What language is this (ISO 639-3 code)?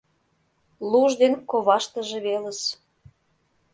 chm